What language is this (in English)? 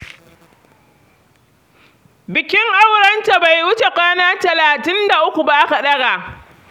Hausa